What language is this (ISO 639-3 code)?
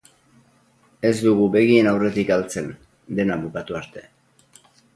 eus